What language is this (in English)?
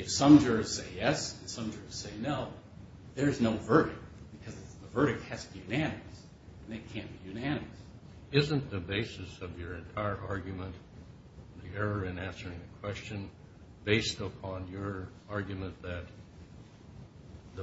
English